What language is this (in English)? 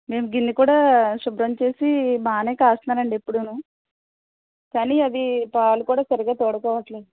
Telugu